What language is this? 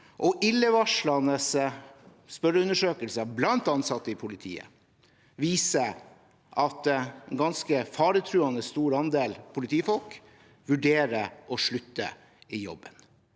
Norwegian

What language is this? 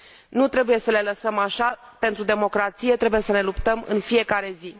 Romanian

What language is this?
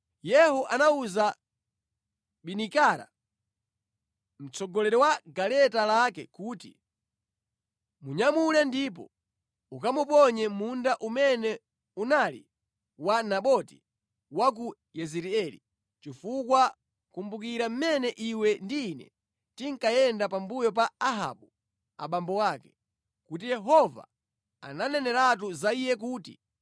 Nyanja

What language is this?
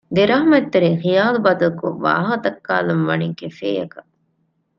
Divehi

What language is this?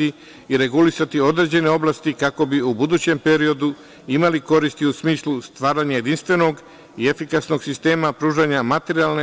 Serbian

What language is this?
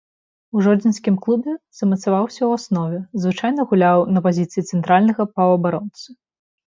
Belarusian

